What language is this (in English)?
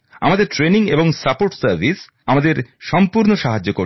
Bangla